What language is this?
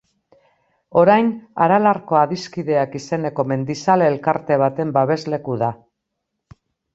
Basque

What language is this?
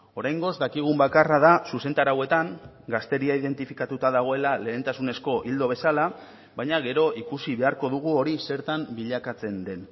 Basque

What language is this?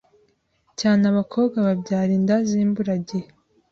Kinyarwanda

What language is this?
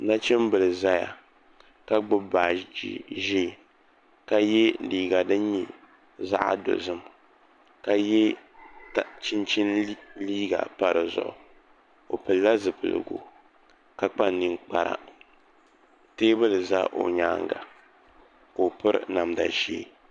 Dagbani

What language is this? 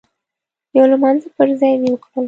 Pashto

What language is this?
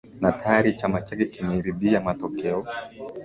Swahili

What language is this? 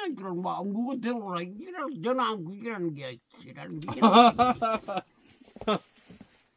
Korean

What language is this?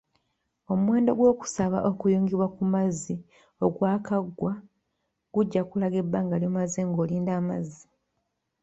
Ganda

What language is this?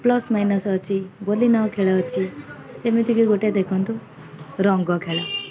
Odia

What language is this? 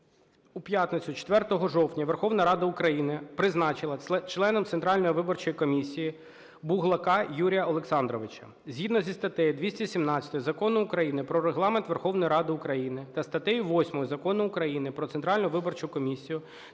Ukrainian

